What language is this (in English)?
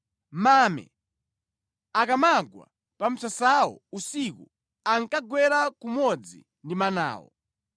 Nyanja